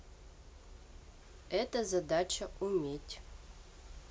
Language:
Russian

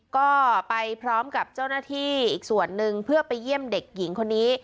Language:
Thai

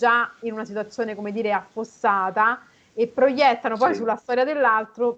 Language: Italian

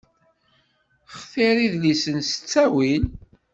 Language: Kabyle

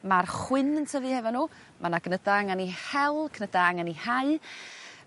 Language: Welsh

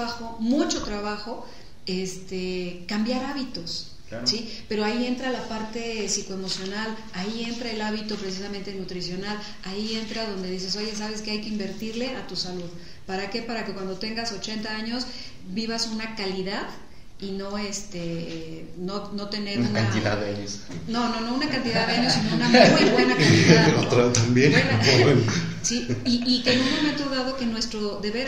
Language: Spanish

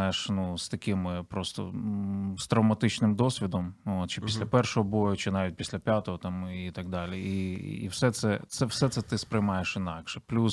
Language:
Ukrainian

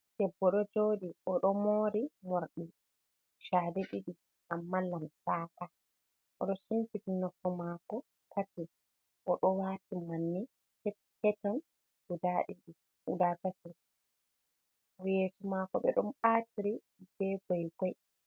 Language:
Fula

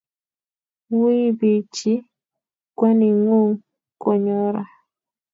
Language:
Kalenjin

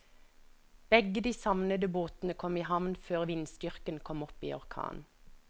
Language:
Norwegian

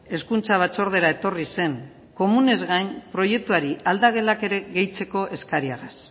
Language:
Basque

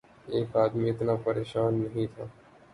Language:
Urdu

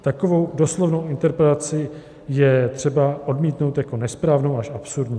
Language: Czech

